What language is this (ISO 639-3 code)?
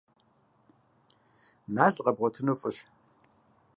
kbd